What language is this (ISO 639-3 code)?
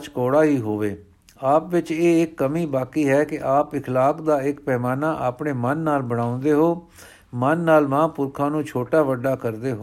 pan